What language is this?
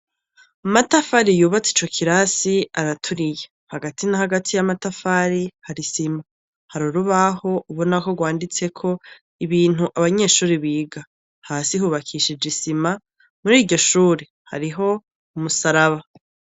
Rundi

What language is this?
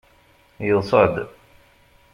Kabyle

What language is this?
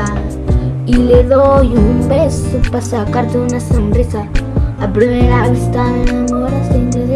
Spanish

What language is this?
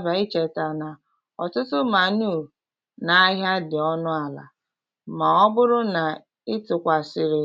Igbo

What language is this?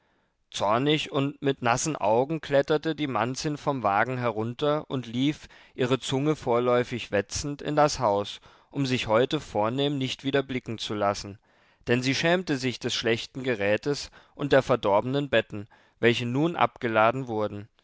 German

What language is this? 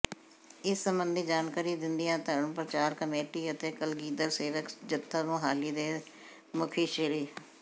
Punjabi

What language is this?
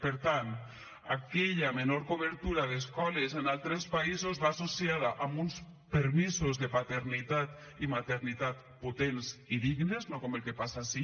Catalan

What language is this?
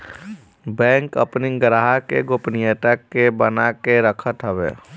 Bhojpuri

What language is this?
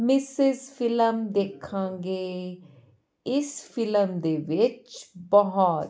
Punjabi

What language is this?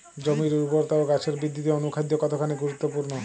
Bangla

